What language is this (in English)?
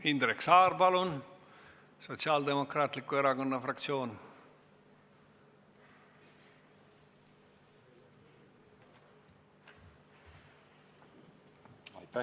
Estonian